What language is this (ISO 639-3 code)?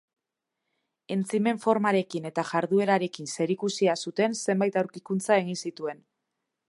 eus